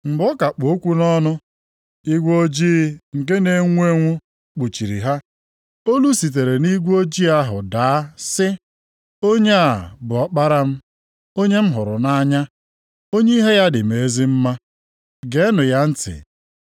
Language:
Igbo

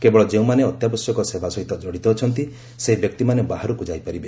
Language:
Odia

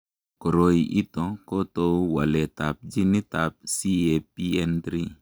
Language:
Kalenjin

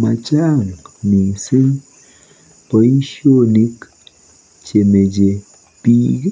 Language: Kalenjin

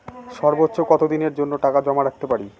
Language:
Bangla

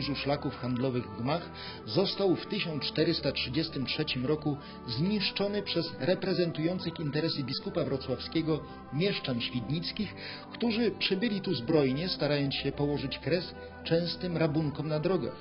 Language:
Polish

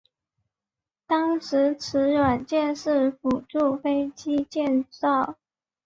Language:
Chinese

